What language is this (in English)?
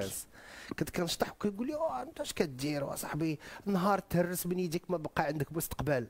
Arabic